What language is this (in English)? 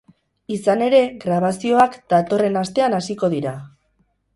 Basque